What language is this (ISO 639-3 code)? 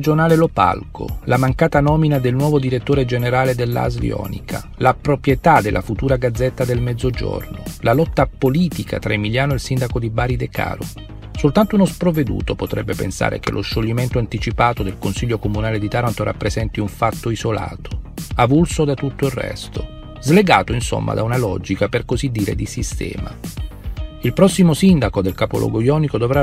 ita